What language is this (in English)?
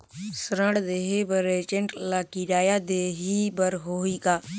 Chhattisgarhi